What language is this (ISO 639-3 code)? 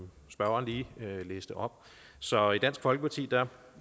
dan